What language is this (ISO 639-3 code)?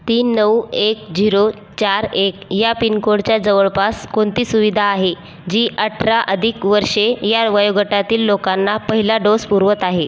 mar